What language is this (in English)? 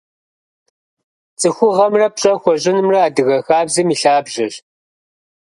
Kabardian